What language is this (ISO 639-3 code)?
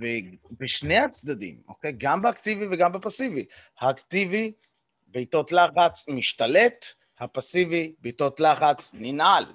heb